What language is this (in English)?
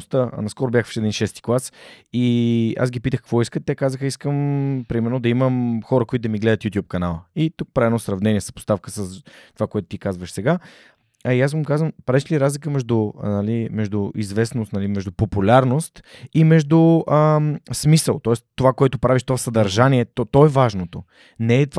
Bulgarian